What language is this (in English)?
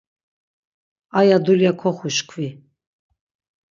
Laz